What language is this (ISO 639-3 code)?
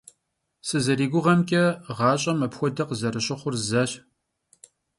kbd